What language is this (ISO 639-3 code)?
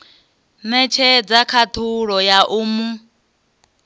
ven